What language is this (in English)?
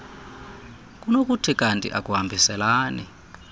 Xhosa